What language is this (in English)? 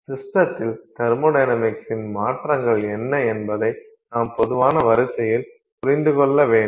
Tamil